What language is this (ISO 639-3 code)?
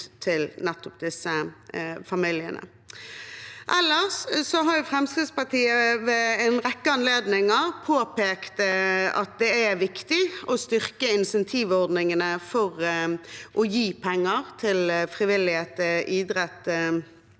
nor